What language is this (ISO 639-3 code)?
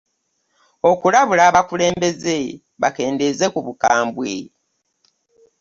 lug